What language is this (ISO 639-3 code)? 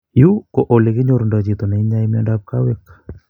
kln